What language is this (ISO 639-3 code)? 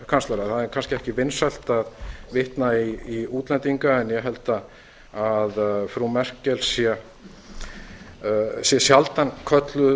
isl